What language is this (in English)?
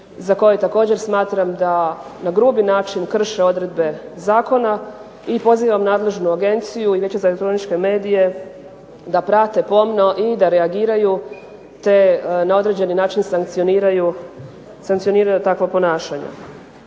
Croatian